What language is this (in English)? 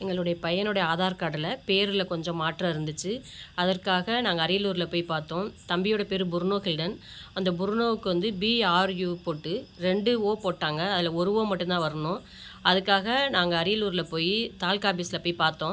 Tamil